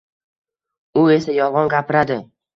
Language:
Uzbek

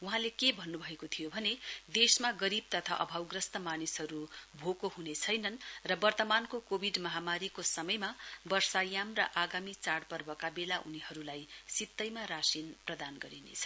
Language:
Nepali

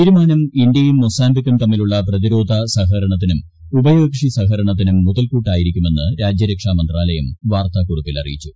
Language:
Malayalam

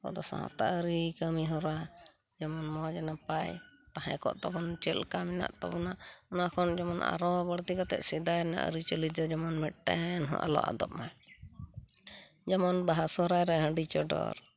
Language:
Santali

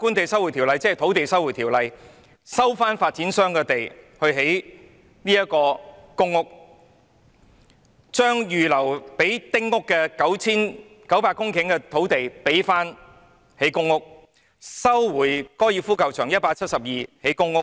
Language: Cantonese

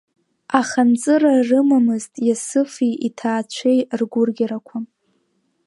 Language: Abkhazian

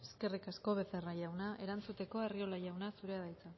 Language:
Basque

